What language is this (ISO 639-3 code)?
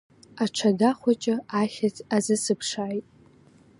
abk